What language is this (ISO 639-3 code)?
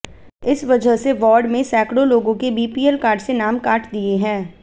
hin